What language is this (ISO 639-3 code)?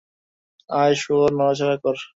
ben